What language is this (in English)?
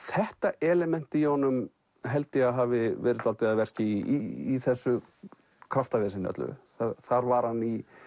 Icelandic